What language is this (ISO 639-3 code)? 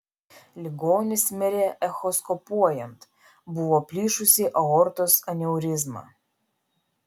lit